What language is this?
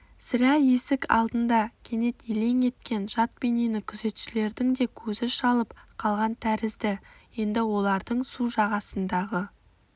Kazakh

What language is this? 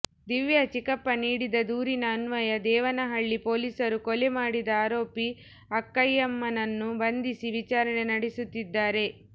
Kannada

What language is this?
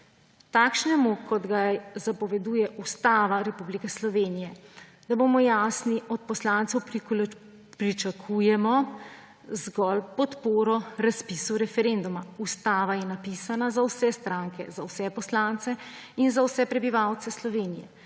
Slovenian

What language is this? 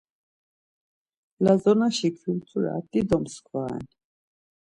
Laz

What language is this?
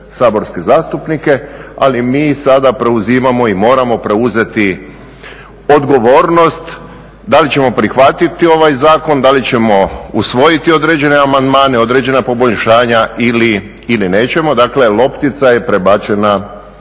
Croatian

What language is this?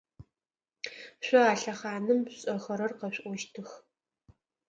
Adyghe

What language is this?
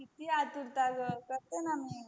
Marathi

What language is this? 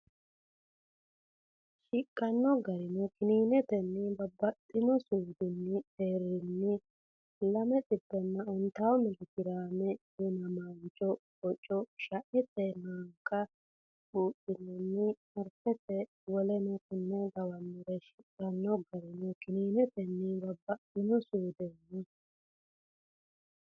Sidamo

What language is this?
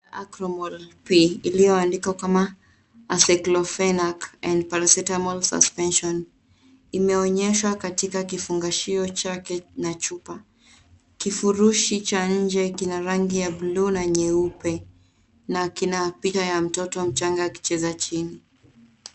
Swahili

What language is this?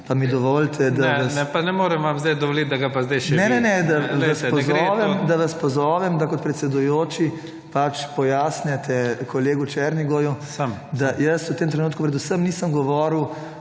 Slovenian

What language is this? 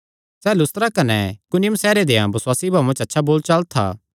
Kangri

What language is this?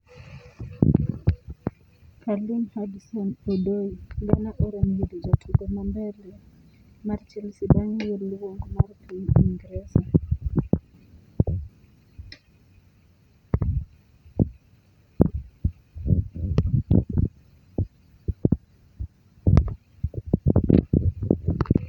Luo (Kenya and Tanzania)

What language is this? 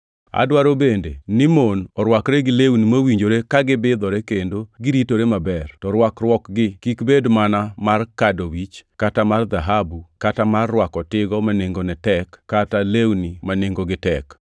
Luo (Kenya and Tanzania)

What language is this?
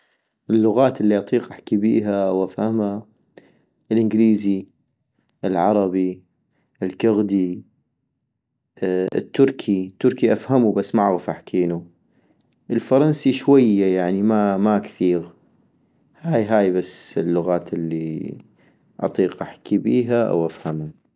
North Mesopotamian Arabic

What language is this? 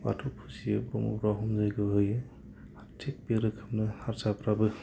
Bodo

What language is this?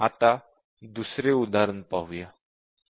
Marathi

